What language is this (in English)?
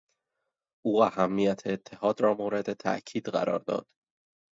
Persian